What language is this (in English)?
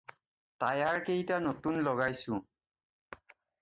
Assamese